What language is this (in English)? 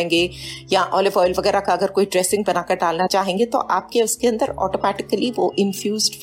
Hindi